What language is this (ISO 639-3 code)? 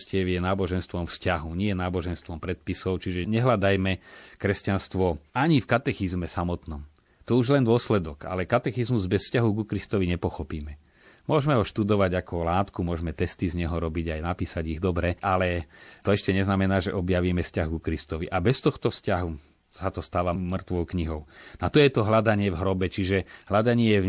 slk